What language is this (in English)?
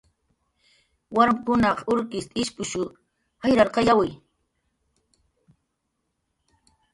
Jaqaru